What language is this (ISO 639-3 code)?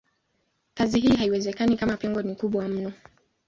swa